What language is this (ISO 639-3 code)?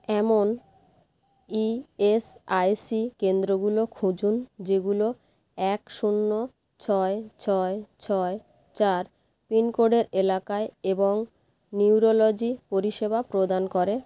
ben